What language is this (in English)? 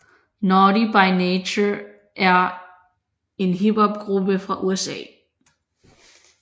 Danish